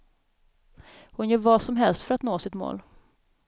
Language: Swedish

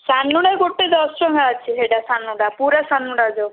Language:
Odia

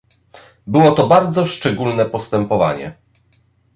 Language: Polish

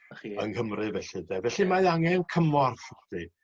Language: Welsh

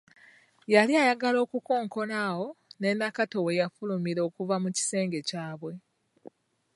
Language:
Ganda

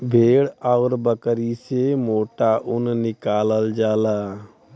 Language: Bhojpuri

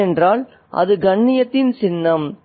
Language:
Tamil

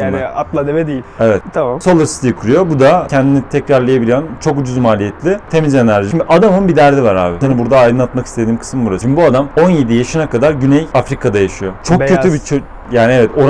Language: Turkish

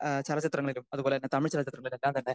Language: Malayalam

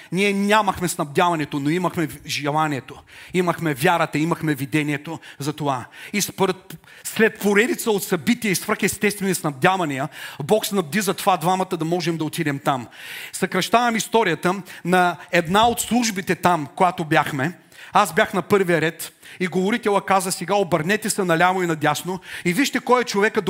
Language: Bulgarian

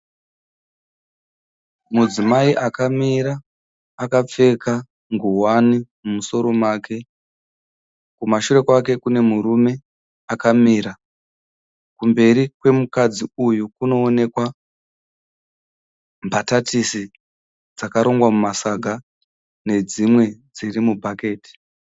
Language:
Shona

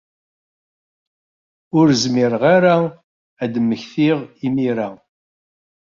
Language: Kabyle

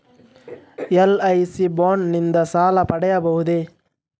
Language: Kannada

